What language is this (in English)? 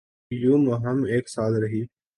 Urdu